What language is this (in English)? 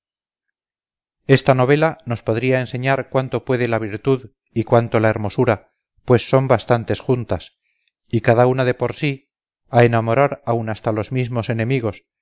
Spanish